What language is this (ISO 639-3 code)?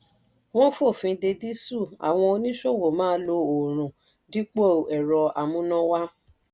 yor